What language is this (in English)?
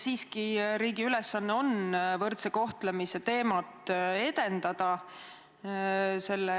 Estonian